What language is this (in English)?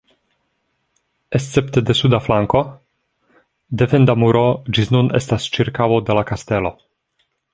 Esperanto